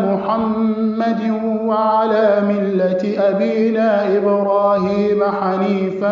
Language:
Arabic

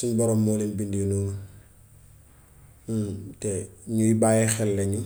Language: Gambian Wolof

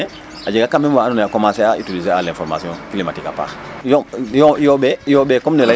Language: Serer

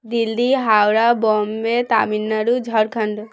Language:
Bangla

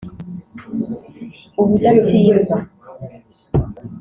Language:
Kinyarwanda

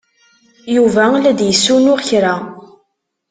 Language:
Kabyle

